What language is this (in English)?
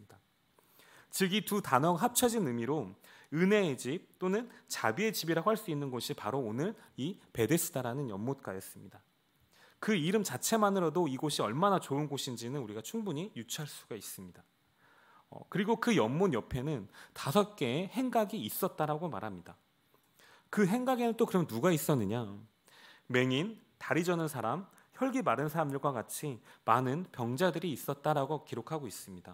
Korean